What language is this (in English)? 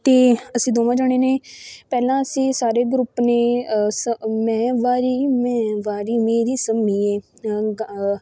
Punjabi